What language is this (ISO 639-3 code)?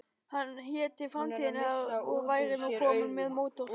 isl